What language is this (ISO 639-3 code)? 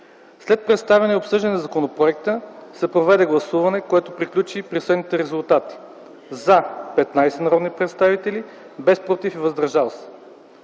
bul